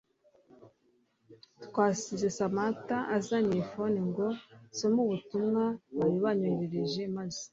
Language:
Kinyarwanda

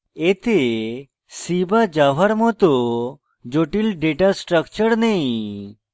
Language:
Bangla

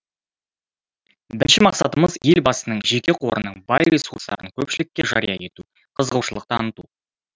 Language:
Kazakh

